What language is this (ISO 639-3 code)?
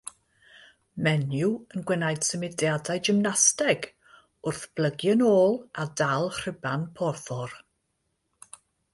cym